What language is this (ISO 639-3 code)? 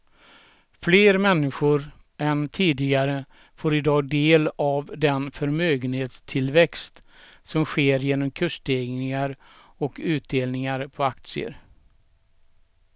swe